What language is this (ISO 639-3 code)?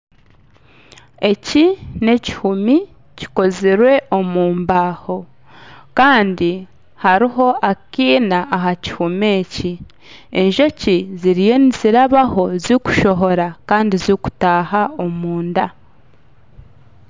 nyn